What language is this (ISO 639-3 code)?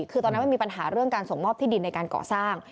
tha